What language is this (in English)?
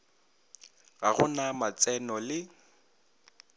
Northern Sotho